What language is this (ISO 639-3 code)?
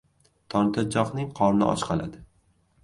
uzb